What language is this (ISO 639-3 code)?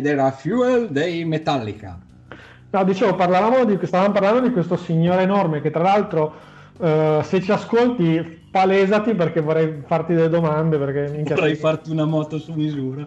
ita